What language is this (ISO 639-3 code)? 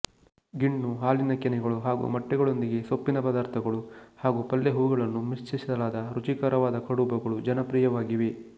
kan